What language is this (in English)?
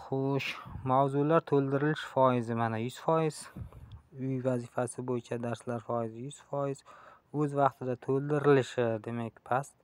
Turkish